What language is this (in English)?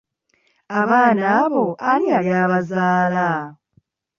Ganda